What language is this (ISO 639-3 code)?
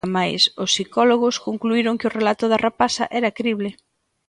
glg